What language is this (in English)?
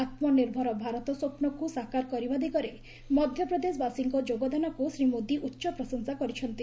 Odia